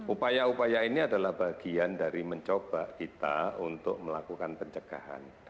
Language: Indonesian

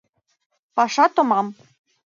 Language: Mari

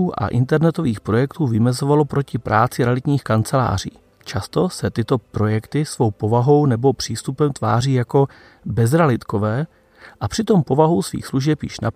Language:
Czech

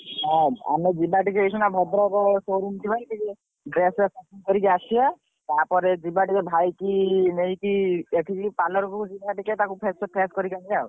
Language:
Odia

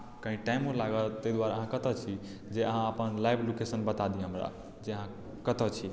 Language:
Maithili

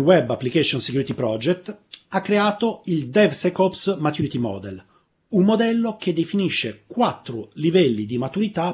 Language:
Italian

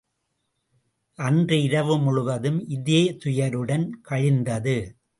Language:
Tamil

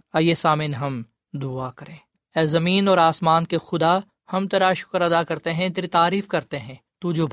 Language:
Urdu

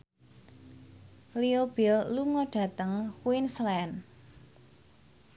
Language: Javanese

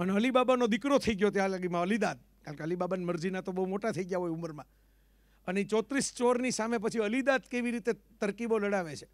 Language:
Gujarati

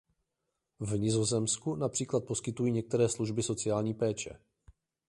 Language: Czech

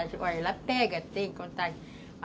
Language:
Portuguese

